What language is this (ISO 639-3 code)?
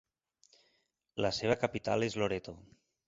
cat